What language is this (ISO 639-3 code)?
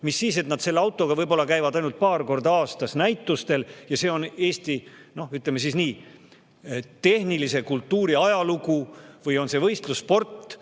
est